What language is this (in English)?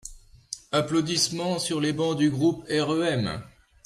French